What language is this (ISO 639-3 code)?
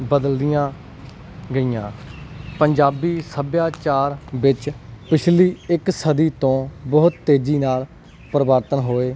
pan